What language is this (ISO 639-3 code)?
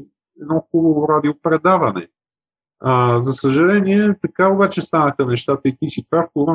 bul